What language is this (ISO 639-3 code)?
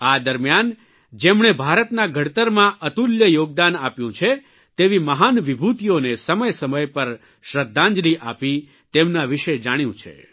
guj